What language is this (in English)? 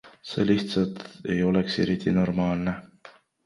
Estonian